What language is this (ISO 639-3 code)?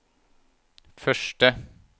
nor